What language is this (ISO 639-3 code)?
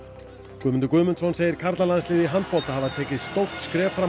isl